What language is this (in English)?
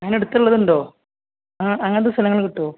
Malayalam